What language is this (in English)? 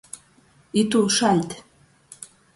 Latgalian